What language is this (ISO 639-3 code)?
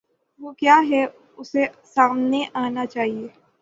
urd